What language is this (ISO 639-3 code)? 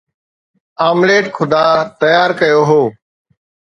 snd